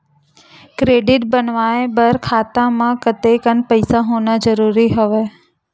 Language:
Chhattisgarhi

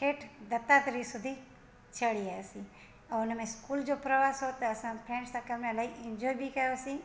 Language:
Sindhi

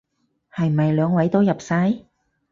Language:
Cantonese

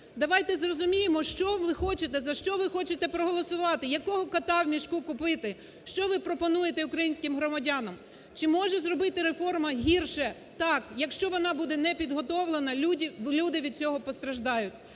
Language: Ukrainian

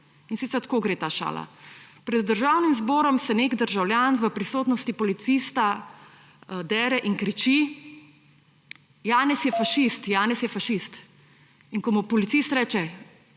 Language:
Slovenian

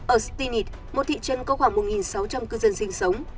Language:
Vietnamese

